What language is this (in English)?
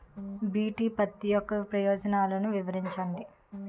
Telugu